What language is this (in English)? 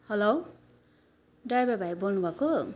Nepali